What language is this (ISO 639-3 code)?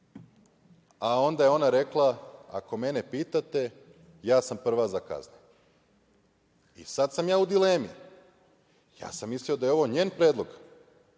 srp